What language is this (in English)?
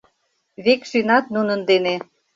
Mari